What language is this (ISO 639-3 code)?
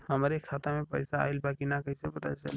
bho